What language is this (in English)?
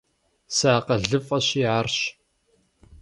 Kabardian